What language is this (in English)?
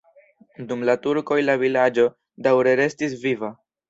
Esperanto